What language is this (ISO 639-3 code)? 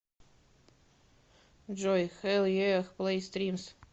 rus